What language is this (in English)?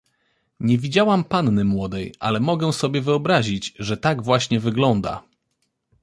Polish